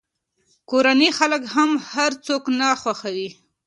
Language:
Pashto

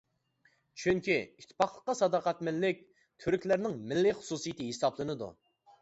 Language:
Uyghur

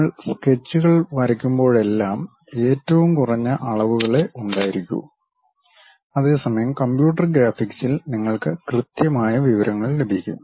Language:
Malayalam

